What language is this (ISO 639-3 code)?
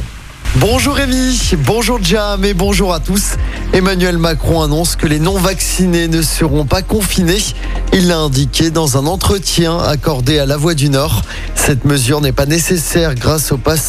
fra